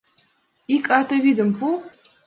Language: Mari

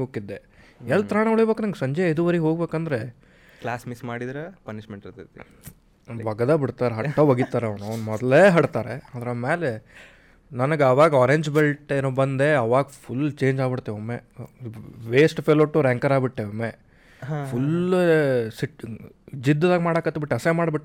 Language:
Kannada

